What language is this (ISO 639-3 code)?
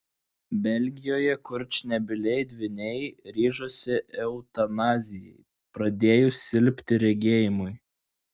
lit